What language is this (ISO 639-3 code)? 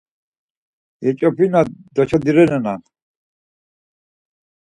lzz